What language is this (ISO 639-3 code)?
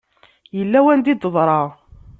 kab